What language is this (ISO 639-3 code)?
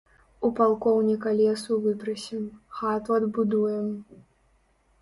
bel